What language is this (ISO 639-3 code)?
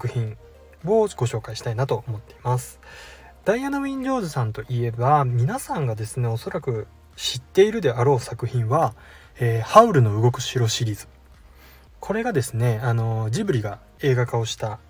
jpn